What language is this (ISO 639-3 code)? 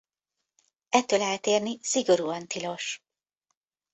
hun